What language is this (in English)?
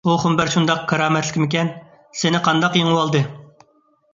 Uyghur